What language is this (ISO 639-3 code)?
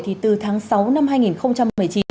vie